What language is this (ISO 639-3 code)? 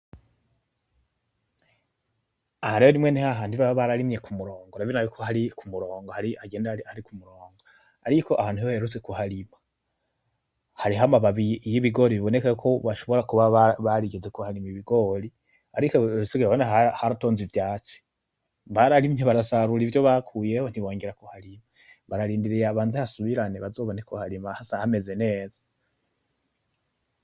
run